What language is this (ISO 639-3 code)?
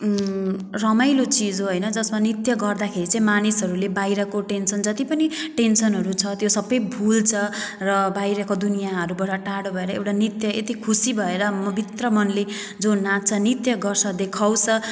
nep